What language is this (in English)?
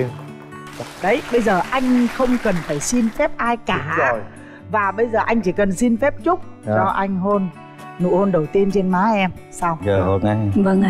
Vietnamese